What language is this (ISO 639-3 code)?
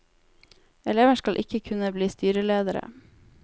nor